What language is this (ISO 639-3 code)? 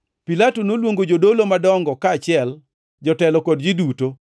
luo